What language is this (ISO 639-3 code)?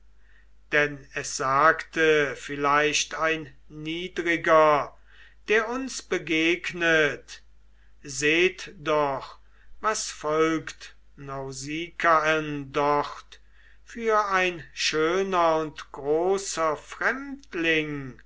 deu